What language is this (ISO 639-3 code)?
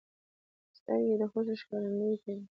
pus